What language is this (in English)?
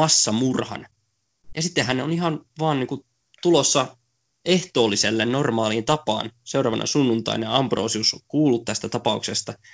Finnish